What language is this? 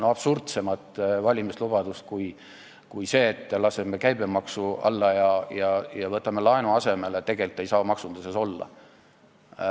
Estonian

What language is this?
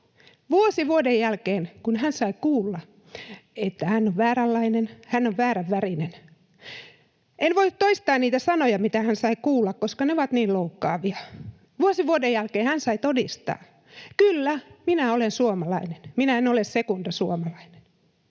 Finnish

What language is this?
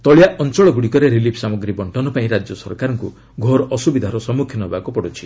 Odia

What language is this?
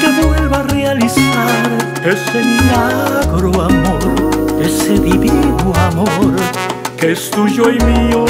Romanian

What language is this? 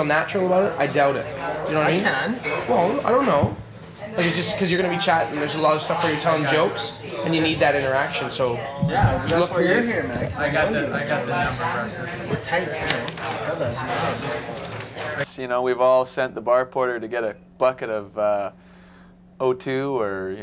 English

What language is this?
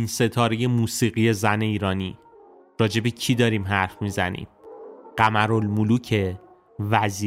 Persian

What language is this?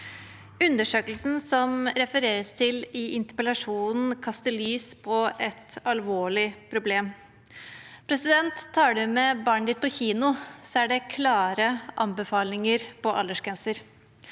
Norwegian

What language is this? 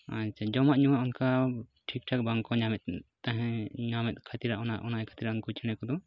Santali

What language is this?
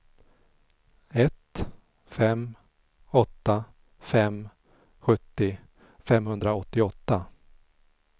Swedish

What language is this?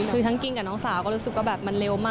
Thai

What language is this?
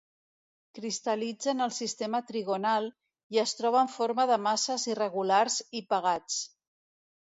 Catalan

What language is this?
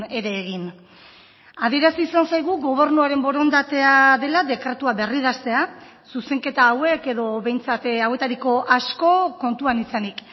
Basque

